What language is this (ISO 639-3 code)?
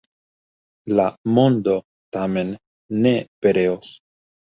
epo